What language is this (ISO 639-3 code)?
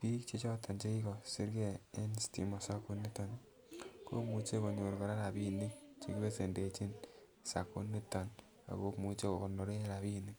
kln